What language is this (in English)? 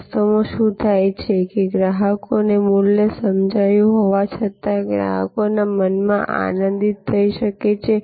Gujarati